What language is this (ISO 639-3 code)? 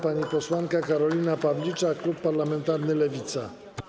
pol